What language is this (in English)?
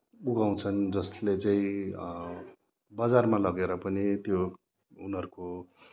Nepali